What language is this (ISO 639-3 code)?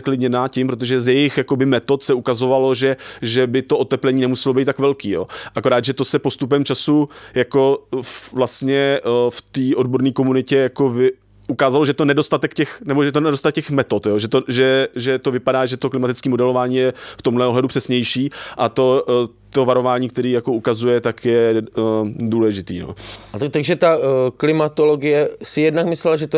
ces